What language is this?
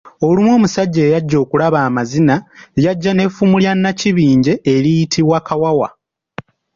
Ganda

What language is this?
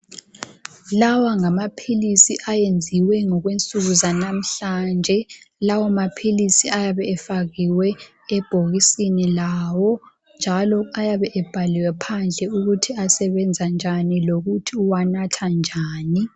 North Ndebele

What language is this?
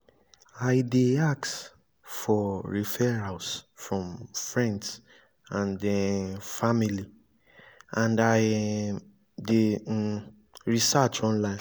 Nigerian Pidgin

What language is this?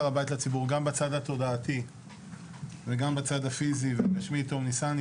Hebrew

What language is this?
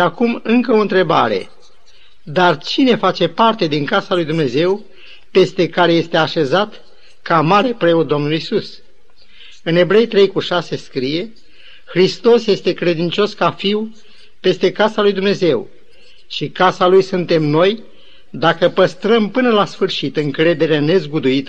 Romanian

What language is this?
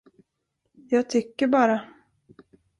Swedish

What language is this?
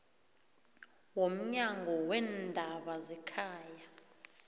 South Ndebele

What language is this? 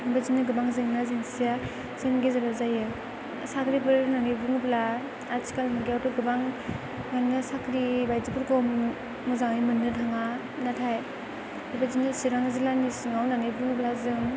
Bodo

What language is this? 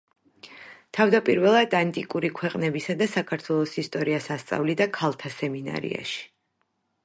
Georgian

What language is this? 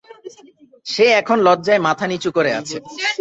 Bangla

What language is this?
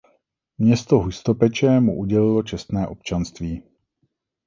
Czech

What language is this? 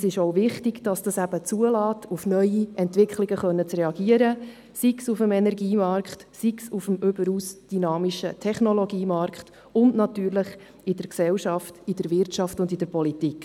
Swiss German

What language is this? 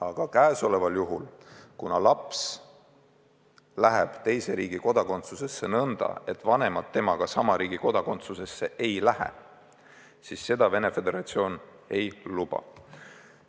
Estonian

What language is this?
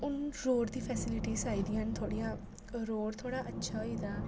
Dogri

